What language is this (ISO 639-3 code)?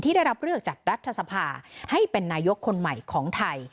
tha